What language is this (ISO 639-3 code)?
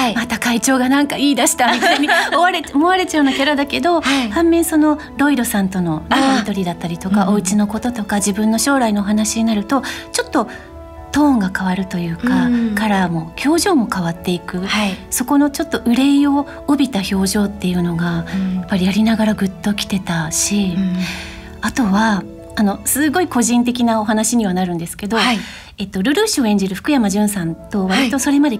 jpn